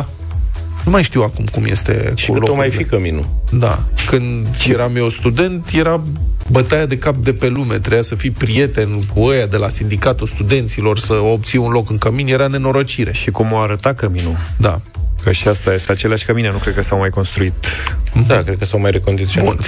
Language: Romanian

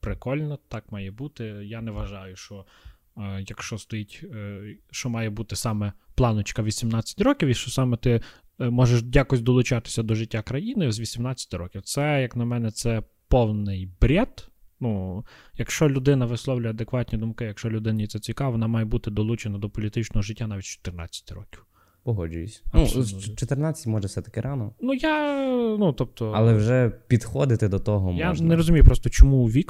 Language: Ukrainian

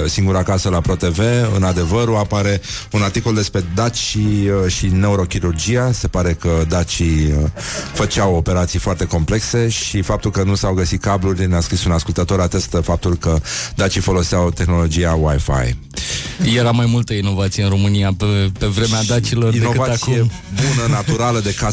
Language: Romanian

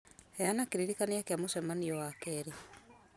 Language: Kikuyu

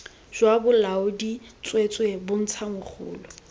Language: Tswana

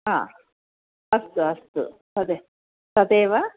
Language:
Sanskrit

